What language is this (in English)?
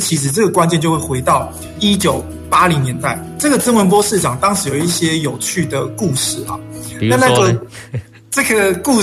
Chinese